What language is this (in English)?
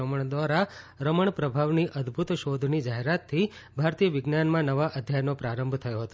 Gujarati